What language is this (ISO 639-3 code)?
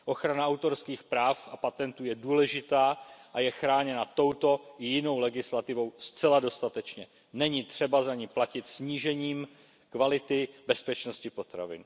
ces